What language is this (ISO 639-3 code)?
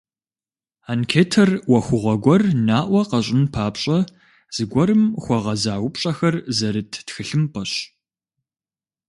kbd